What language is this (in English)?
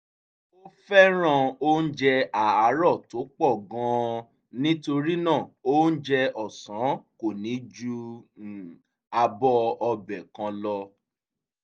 Yoruba